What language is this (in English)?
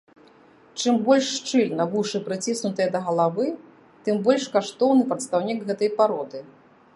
Belarusian